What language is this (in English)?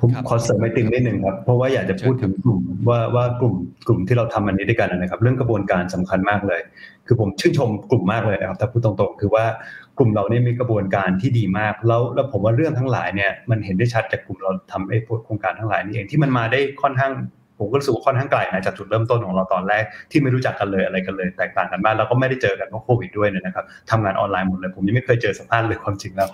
Thai